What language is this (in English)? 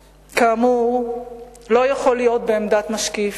Hebrew